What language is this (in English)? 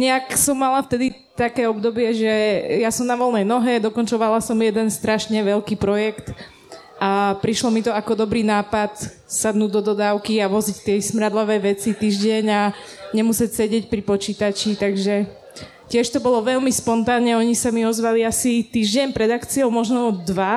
Slovak